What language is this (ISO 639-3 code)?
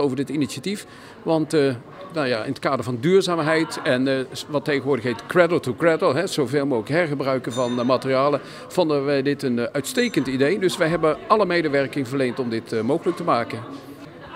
nld